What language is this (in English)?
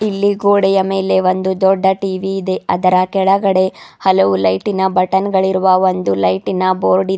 Kannada